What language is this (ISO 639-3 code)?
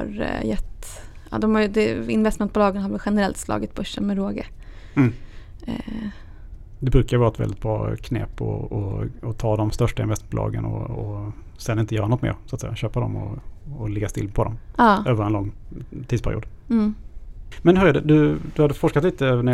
swe